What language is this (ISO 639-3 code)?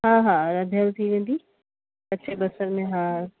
snd